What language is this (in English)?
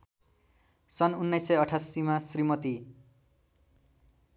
Nepali